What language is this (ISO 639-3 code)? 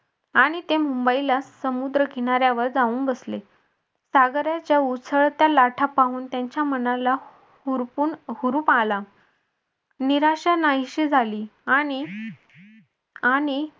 mar